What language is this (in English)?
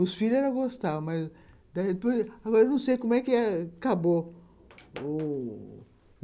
Portuguese